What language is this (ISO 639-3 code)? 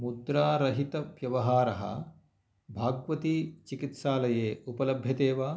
san